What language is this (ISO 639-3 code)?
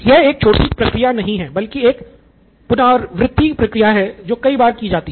hin